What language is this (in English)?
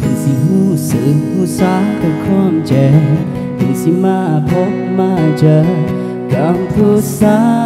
Thai